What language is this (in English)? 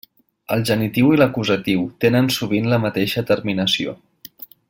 Catalan